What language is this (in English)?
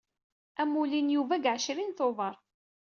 Kabyle